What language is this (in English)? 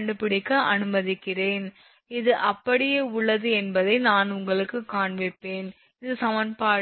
Tamil